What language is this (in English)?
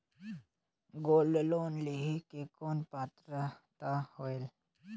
Chhattisgarhi